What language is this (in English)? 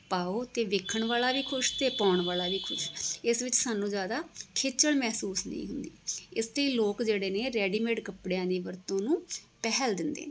Punjabi